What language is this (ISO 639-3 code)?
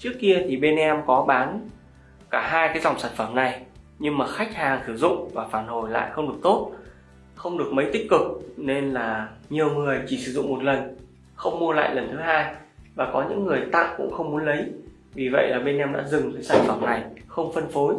vie